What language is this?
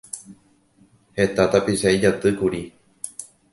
Guarani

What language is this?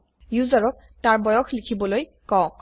Assamese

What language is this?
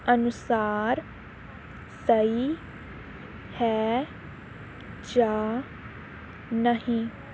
Punjabi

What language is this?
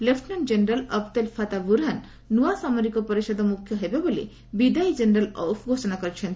Odia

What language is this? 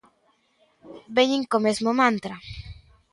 Galician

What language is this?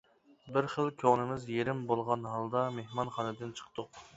Uyghur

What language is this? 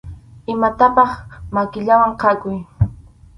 Arequipa-La Unión Quechua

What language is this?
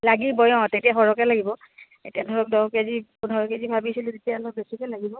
Assamese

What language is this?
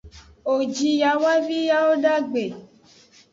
Aja (Benin)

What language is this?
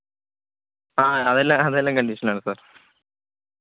Malayalam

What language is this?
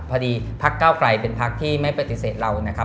Thai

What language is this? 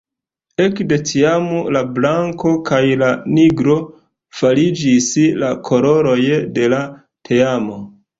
Esperanto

